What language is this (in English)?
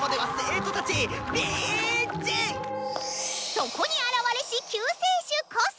Japanese